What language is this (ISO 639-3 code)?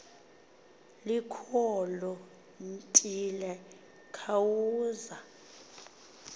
xho